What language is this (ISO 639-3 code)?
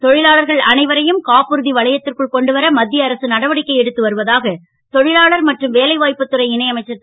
tam